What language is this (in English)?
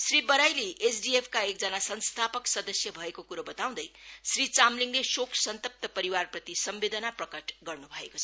Nepali